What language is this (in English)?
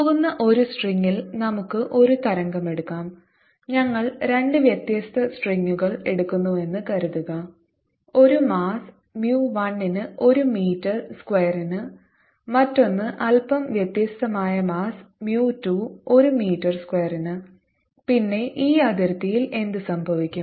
Malayalam